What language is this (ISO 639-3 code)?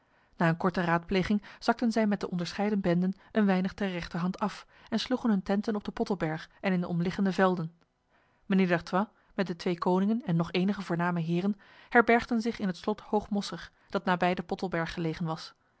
nld